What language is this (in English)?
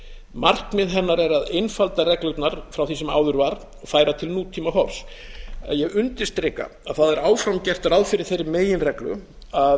Icelandic